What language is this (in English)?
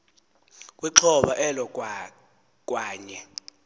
Xhosa